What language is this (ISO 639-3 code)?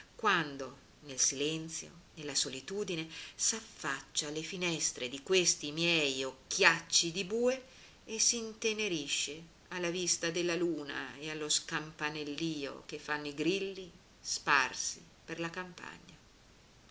ita